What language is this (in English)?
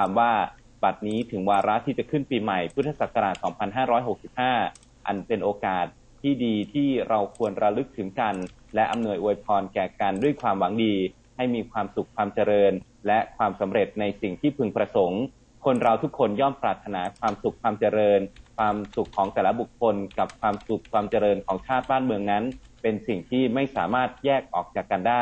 Thai